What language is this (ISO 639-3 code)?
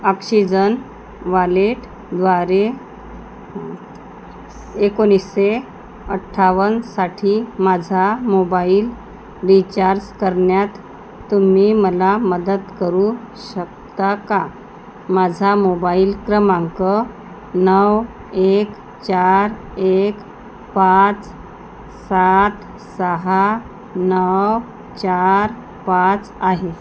mar